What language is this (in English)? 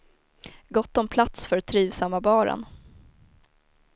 Swedish